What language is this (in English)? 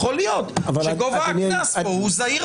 Hebrew